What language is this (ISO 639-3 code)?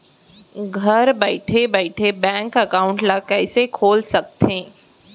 hne